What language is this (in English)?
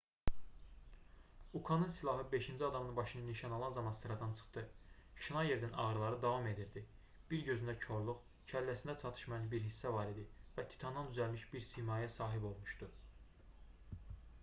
Azerbaijani